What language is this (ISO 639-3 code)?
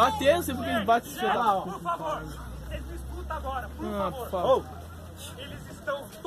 por